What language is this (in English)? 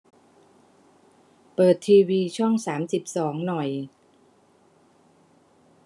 Thai